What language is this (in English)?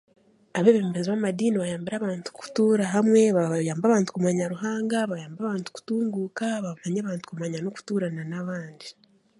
Chiga